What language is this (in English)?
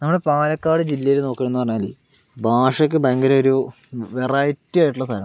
Malayalam